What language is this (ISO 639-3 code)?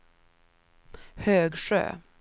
swe